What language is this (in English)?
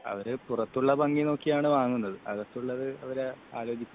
Malayalam